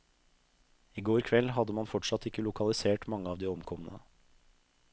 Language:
Norwegian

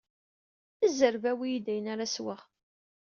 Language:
Kabyle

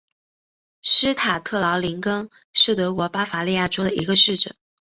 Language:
Chinese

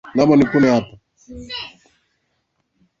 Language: Swahili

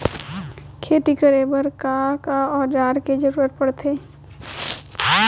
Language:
Chhattisgarhi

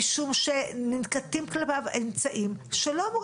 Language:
Hebrew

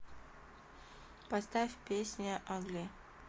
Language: Russian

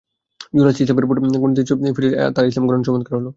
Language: Bangla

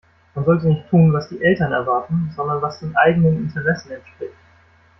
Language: German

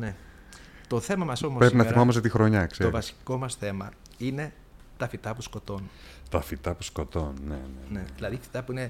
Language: Greek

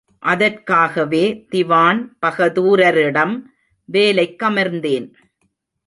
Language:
Tamil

